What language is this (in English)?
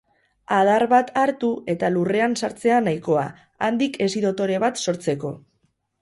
Basque